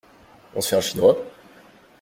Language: French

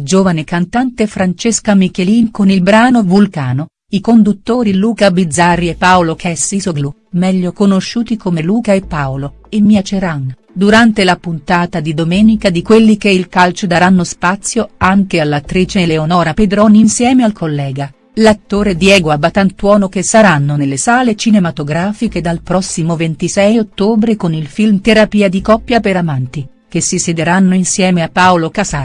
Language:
Italian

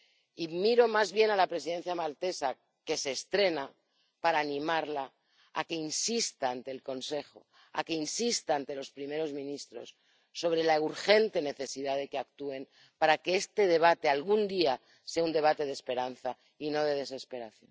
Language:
Spanish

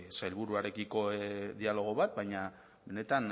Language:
Basque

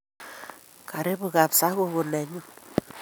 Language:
Kalenjin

